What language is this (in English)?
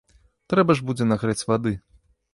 Belarusian